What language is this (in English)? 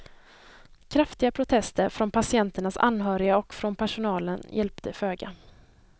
Swedish